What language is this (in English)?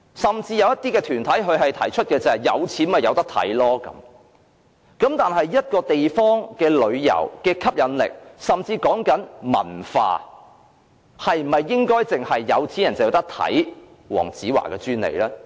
Cantonese